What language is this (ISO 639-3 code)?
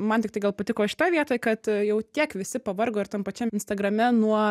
lit